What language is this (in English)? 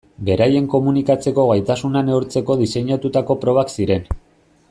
Basque